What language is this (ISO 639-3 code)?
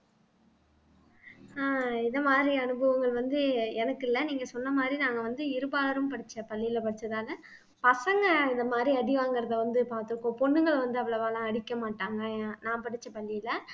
tam